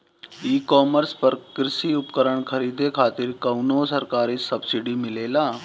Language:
Bhojpuri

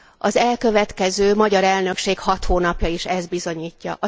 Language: Hungarian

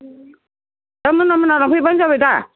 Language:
Bodo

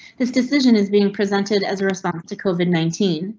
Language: English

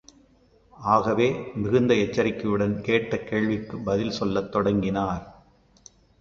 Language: Tamil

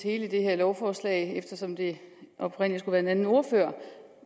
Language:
Danish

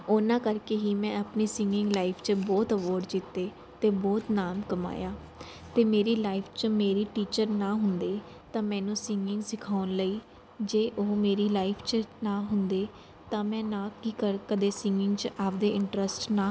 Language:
Punjabi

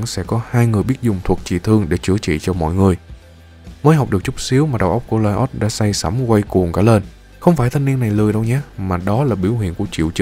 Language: Vietnamese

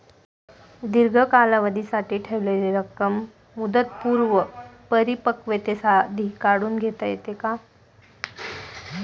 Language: Marathi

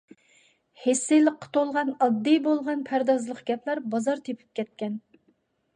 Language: Uyghur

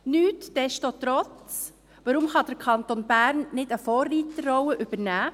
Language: Swiss German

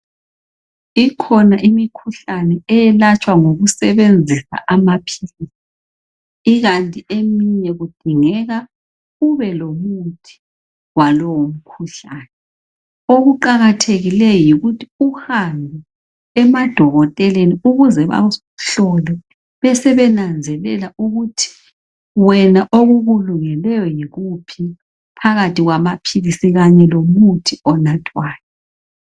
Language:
North Ndebele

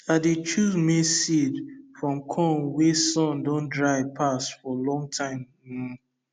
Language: Nigerian Pidgin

